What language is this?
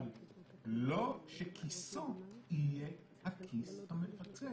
Hebrew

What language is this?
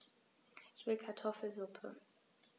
German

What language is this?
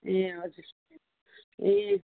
Nepali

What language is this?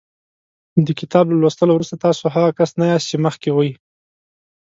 Pashto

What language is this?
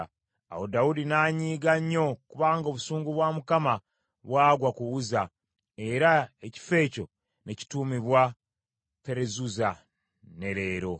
Ganda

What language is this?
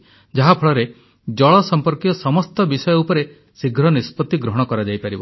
Odia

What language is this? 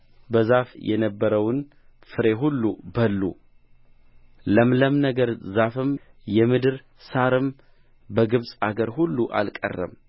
Amharic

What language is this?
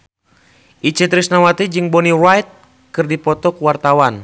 Sundanese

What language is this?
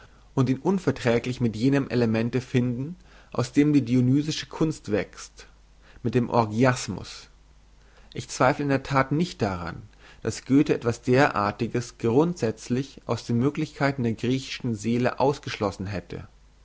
German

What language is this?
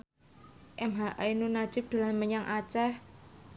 Javanese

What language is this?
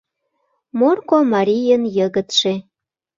Mari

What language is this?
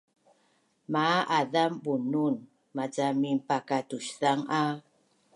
Bunun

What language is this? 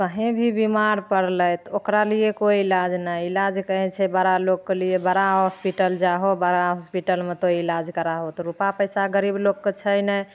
Maithili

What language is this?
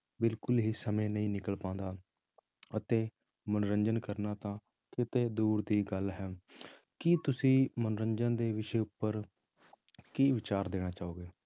Punjabi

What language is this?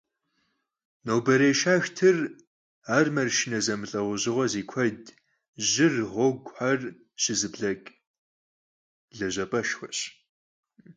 Kabardian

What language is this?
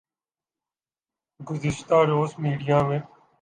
Urdu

